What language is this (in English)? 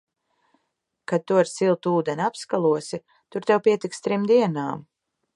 Latvian